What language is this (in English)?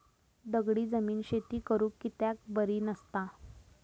Marathi